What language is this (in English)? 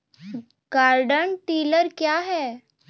Maithili